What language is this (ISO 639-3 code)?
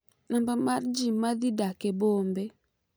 luo